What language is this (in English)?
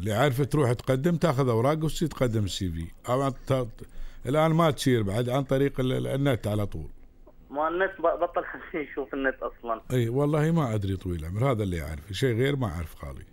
Arabic